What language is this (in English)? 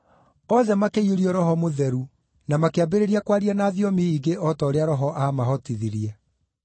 Kikuyu